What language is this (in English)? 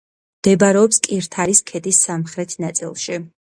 Georgian